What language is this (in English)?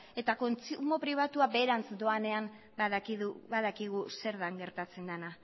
Basque